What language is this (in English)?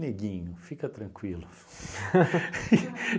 Portuguese